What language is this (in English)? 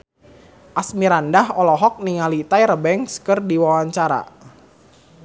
Sundanese